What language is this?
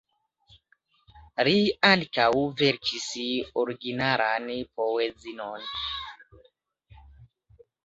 Esperanto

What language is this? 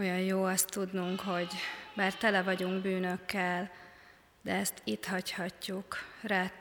Hungarian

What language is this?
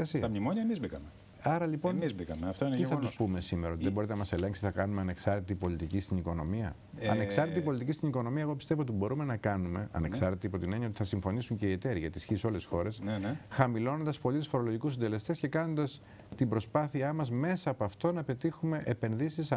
Greek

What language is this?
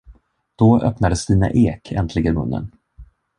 Swedish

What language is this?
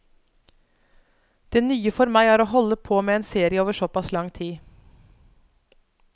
Norwegian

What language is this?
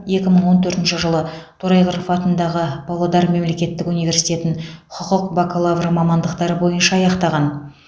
Kazakh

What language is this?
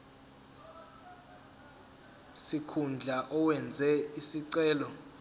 Zulu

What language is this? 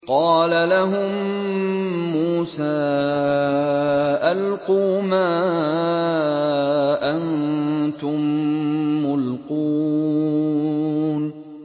Arabic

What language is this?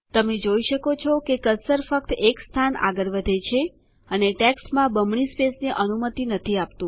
Gujarati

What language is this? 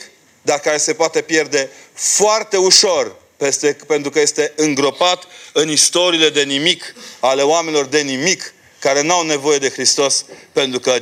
Romanian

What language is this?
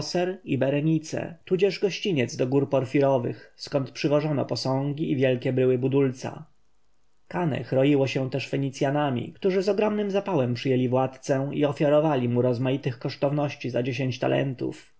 Polish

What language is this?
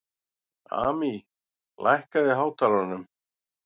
Icelandic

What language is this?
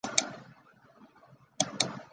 Chinese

